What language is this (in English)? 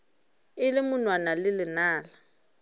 Northern Sotho